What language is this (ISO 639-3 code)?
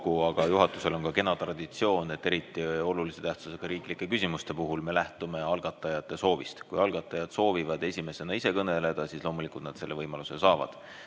est